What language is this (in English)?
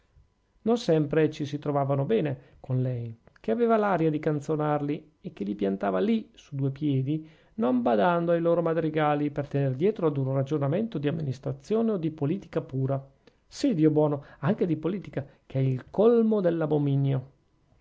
Italian